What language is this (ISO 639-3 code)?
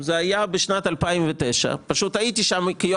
heb